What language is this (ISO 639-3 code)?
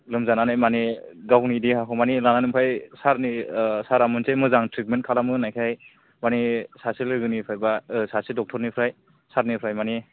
brx